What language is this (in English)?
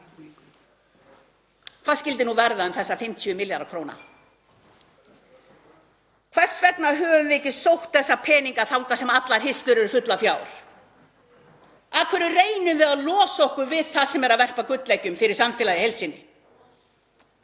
Icelandic